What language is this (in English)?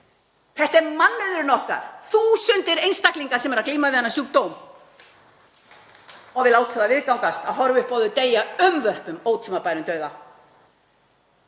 Icelandic